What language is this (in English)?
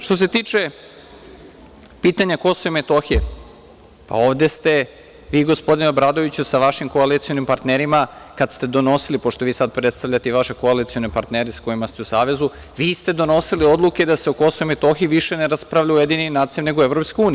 Serbian